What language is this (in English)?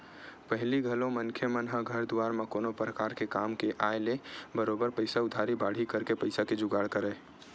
Chhattisgarhi